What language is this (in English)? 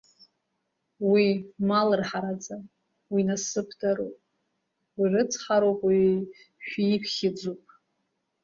Abkhazian